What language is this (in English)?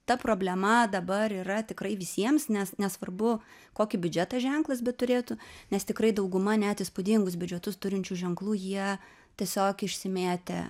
Lithuanian